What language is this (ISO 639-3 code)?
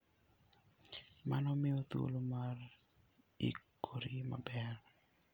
luo